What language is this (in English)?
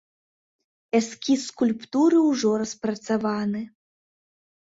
Belarusian